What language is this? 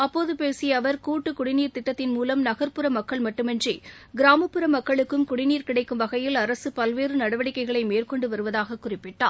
Tamil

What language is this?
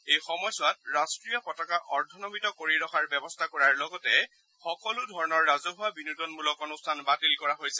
Assamese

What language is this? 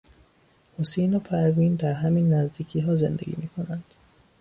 Persian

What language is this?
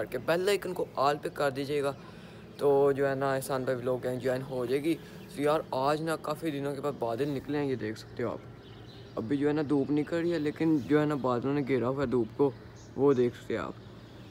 Hindi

